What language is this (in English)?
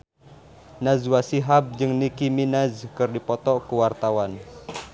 Sundanese